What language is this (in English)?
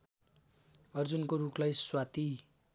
Nepali